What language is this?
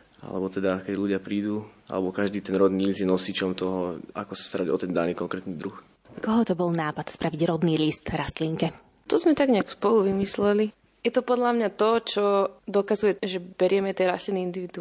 Slovak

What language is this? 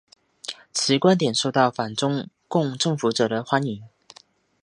Chinese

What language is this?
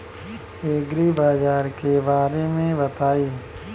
Bhojpuri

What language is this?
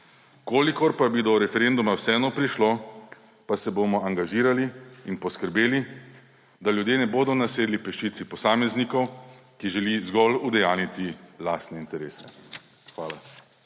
Slovenian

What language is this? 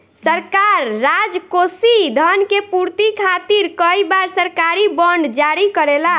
Bhojpuri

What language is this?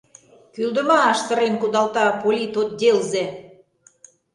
Mari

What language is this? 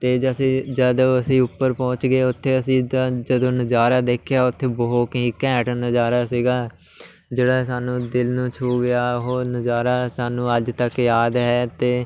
Punjabi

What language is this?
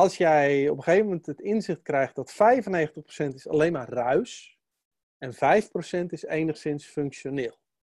Dutch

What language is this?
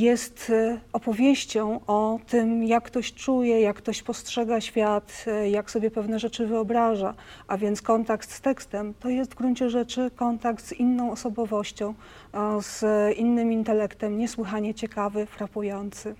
Polish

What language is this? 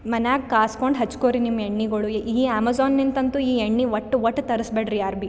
Kannada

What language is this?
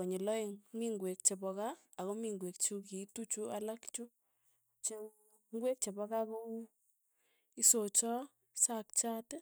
Tugen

